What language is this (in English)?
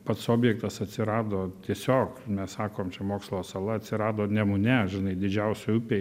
Lithuanian